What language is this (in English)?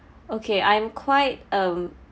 English